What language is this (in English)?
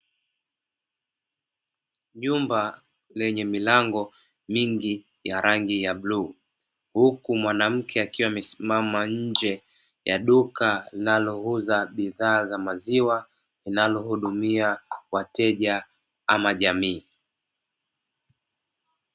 Swahili